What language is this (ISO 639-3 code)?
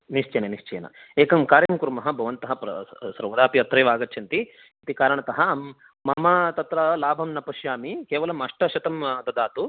san